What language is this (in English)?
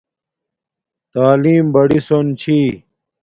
Domaaki